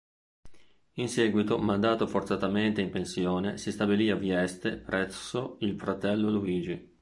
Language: Italian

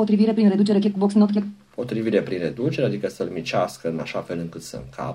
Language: Romanian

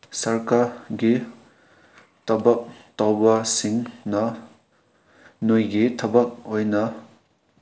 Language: Manipuri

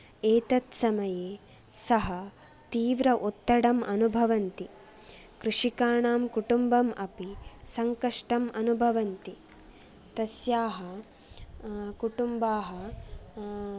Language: Sanskrit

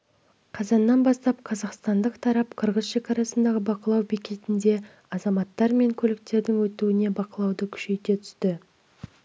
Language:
Kazakh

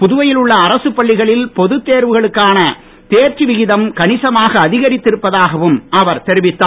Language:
Tamil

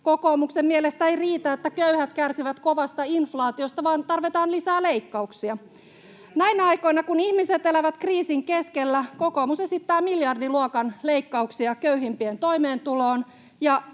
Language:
Finnish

